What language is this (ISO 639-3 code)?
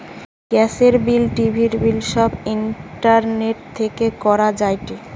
ben